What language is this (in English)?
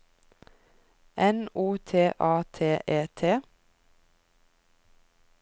Norwegian